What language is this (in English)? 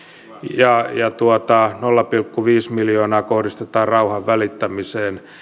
Finnish